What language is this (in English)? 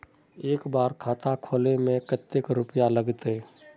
Magahi